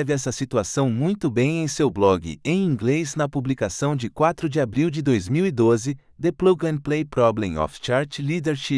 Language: Portuguese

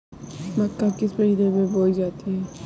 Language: Hindi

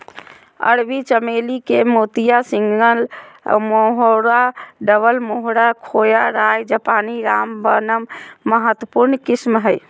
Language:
Magahi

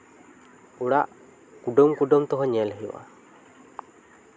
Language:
Santali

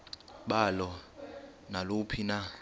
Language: Xhosa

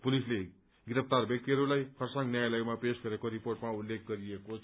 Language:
Nepali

